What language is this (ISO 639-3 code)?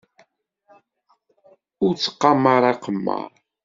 kab